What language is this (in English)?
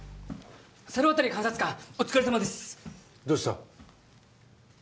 Japanese